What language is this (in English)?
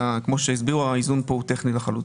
Hebrew